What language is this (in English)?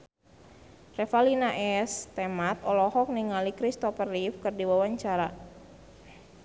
Sundanese